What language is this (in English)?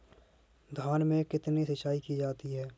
Hindi